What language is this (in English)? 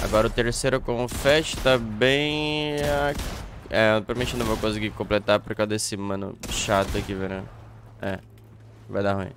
Portuguese